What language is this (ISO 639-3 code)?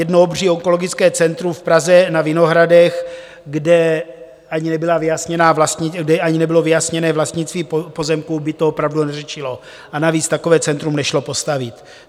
ces